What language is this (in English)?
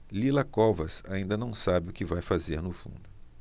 Portuguese